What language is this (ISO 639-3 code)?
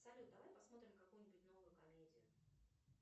rus